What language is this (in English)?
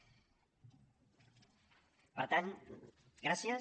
Catalan